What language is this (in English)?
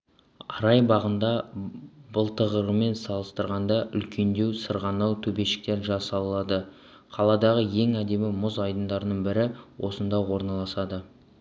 Kazakh